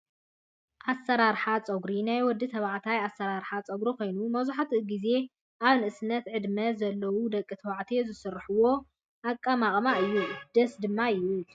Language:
Tigrinya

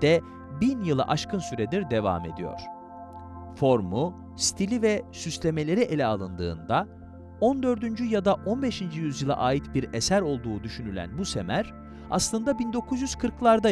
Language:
Turkish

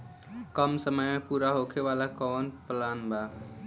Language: Bhojpuri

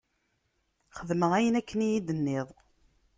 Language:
Kabyle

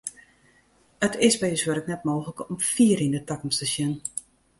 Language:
Western Frisian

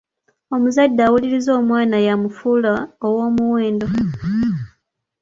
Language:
Ganda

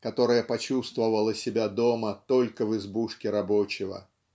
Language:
Russian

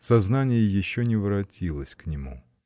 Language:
Russian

